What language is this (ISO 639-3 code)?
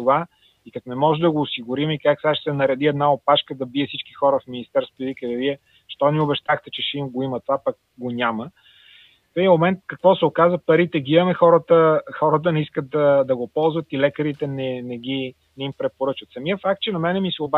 bul